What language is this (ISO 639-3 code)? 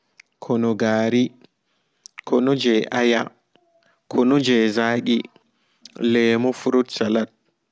ful